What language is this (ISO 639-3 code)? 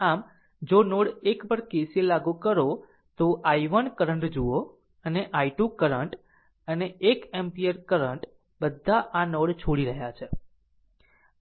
guj